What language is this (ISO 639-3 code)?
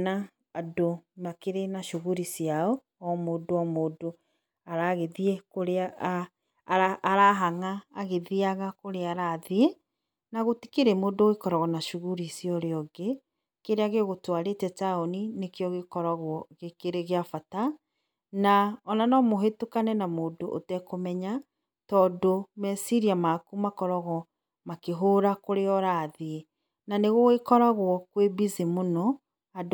kik